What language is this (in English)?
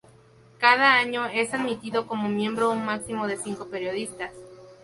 Spanish